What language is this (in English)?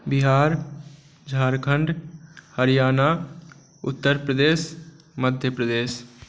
Maithili